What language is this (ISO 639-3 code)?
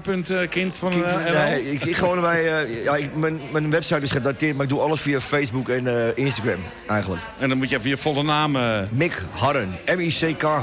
nld